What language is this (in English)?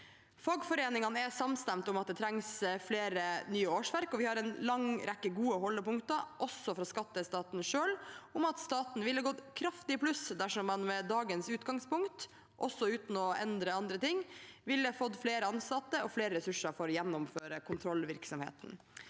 Norwegian